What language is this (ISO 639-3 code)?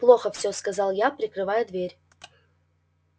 rus